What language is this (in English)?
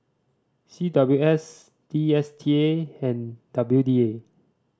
English